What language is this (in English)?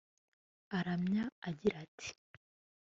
Kinyarwanda